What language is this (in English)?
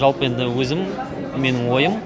Kazakh